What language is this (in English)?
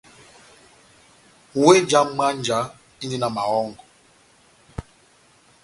Batanga